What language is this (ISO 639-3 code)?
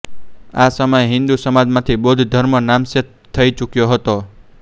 guj